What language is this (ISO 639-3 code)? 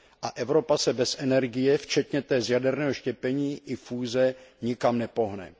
ces